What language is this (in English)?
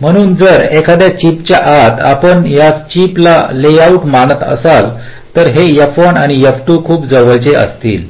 Marathi